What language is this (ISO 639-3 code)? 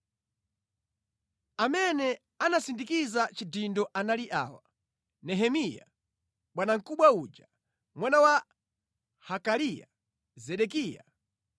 nya